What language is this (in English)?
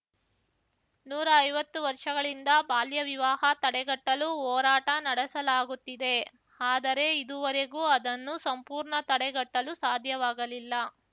Kannada